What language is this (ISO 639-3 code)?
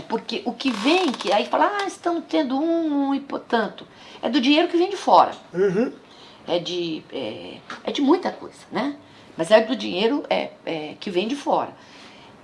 por